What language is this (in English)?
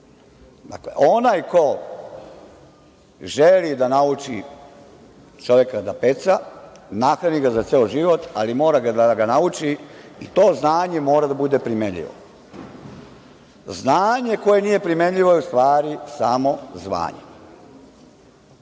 Serbian